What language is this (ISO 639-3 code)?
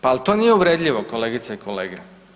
hrv